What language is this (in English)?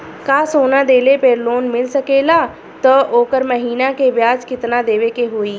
Bhojpuri